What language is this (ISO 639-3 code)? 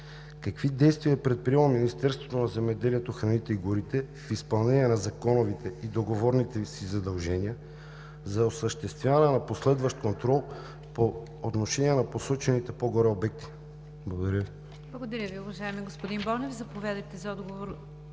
bul